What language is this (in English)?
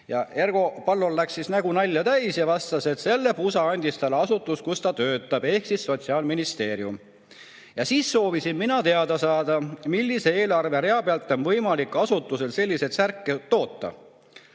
Estonian